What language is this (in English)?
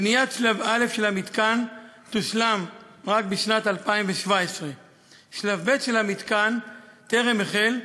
Hebrew